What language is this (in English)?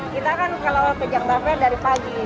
Indonesian